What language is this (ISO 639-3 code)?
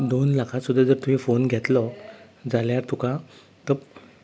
kok